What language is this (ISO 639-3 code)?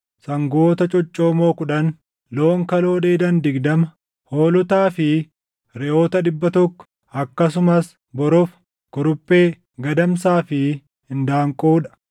orm